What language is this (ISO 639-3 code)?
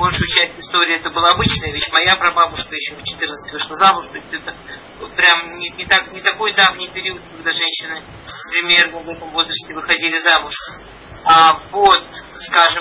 rus